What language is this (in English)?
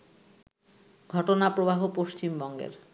Bangla